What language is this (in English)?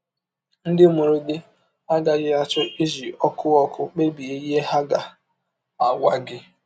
Igbo